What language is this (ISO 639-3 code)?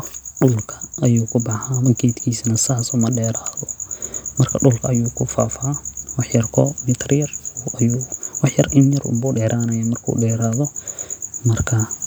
som